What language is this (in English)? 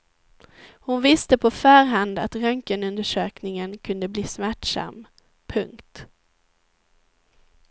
Swedish